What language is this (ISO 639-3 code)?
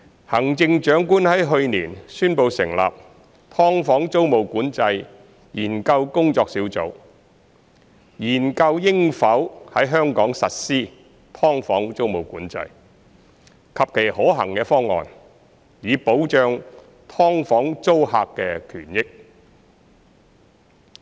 yue